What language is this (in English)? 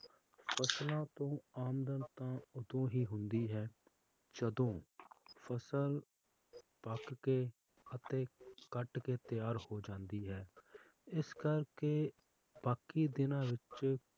Punjabi